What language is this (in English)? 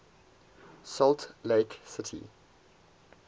English